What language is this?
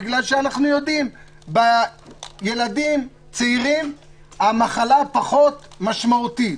Hebrew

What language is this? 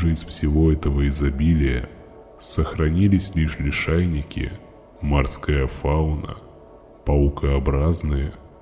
Russian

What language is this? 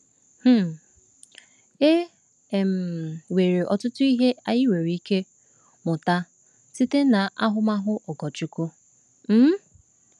Igbo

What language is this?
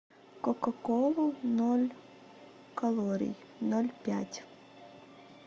Russian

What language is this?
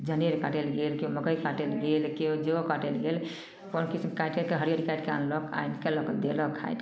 Maithili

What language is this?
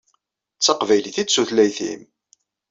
Kabyle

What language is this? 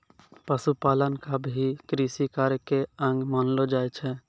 Maithili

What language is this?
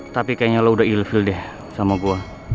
Indonesian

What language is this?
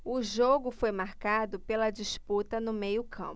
Portuguese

